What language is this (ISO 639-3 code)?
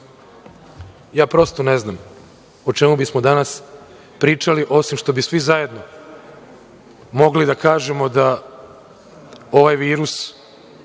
srp